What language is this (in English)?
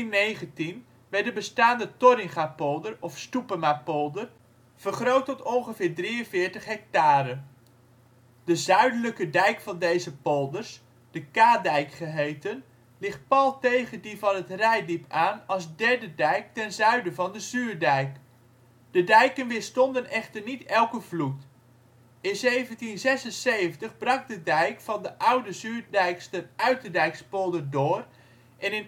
Dutch